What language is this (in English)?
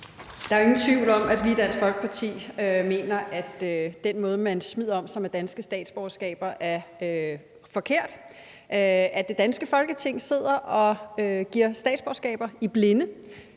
Danish